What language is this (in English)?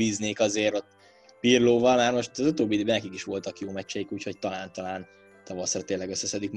Hungarian